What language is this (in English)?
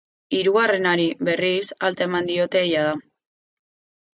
Basque